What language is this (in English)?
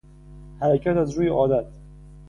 Persian